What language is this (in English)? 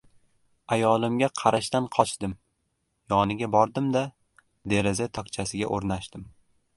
Uzbek